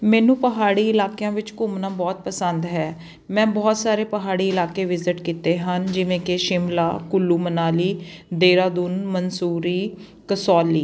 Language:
Punjabi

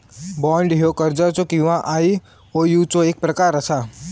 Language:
Marathi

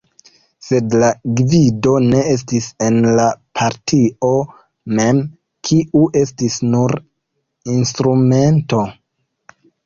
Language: Esperanto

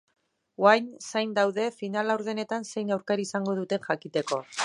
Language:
Basque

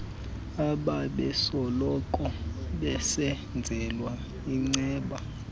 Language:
Xhosa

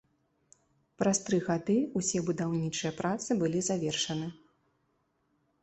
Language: Belarusian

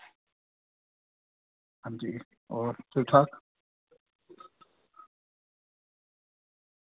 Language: Dogri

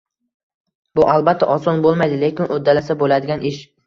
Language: Uzbek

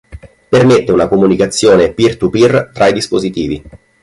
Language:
Italian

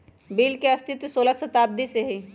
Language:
Magahi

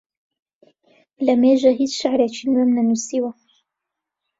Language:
Central Kurdish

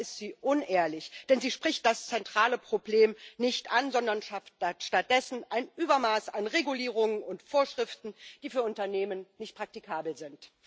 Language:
German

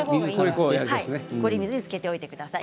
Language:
Japanese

